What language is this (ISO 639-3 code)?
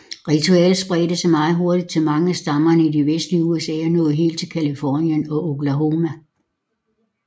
dan